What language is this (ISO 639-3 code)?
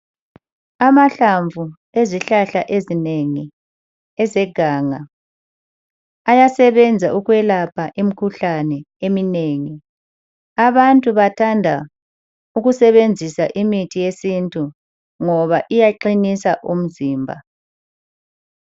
nde